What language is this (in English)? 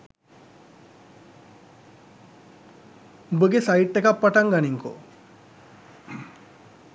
Sinhala